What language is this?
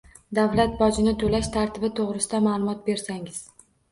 Uzbek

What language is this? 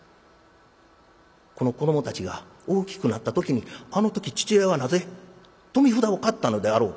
Japanese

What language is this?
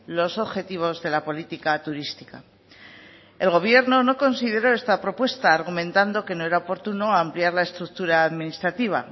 Spanish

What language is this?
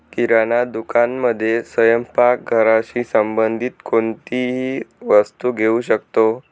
Marathi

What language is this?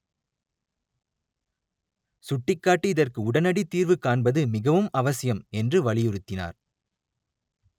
Tamil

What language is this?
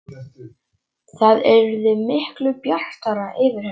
Icelandic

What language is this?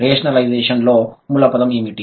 Telugu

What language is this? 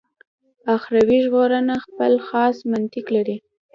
Pashto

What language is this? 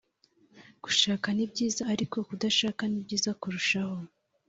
Kinyarwanda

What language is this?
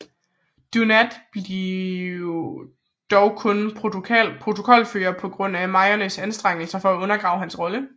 Danish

